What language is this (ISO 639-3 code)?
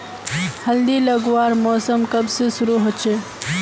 mag